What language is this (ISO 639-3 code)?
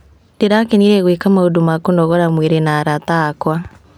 kik